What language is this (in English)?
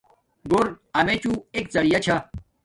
Domaaki